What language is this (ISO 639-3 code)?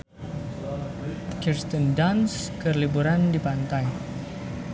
sun